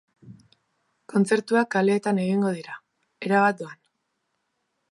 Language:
Basque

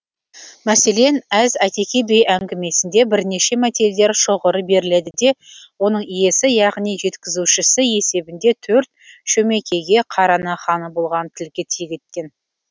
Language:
Kazakh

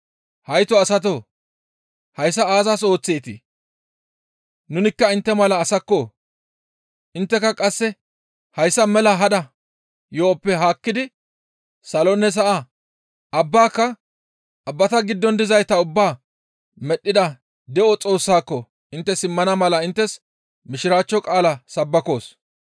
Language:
Gamo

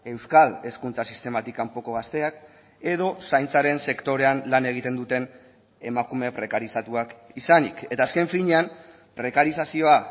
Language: Basque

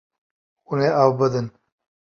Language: Kurdish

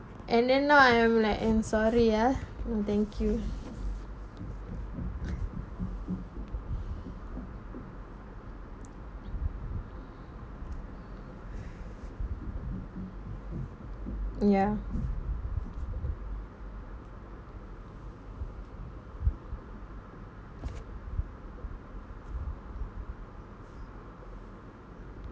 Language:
English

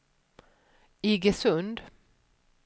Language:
Swedish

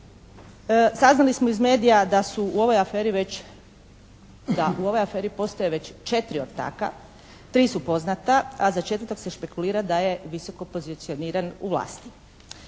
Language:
Croatian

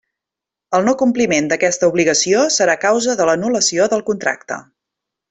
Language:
Catalan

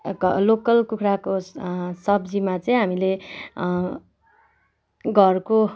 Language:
Nepali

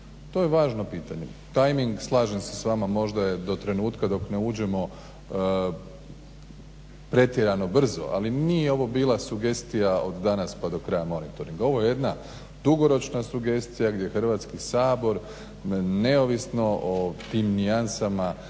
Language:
Croatian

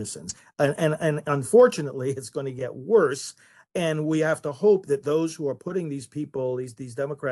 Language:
English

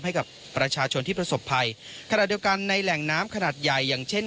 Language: Thai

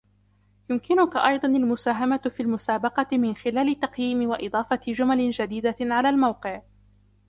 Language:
Arabic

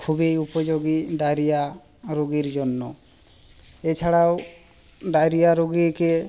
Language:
Bangla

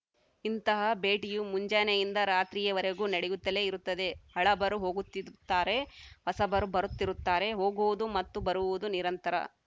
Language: Kannada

